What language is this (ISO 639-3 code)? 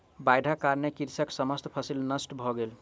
mai